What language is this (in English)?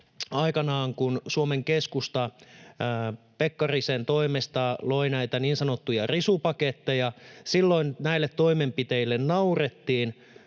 Finnish